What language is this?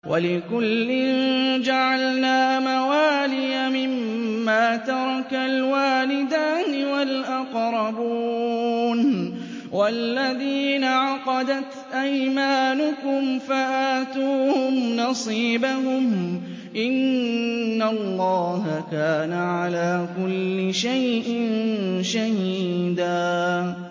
Arabic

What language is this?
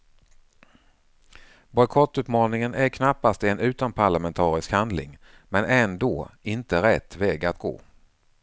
Swedish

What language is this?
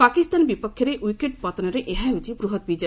Odia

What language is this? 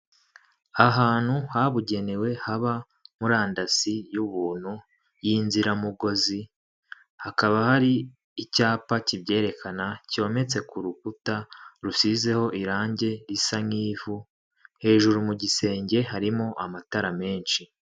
Kinyarwanda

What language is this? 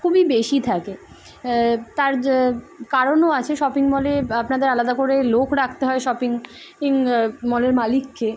Bangla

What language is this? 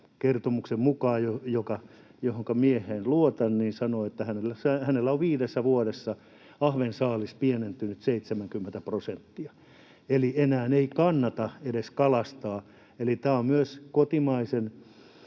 Finnish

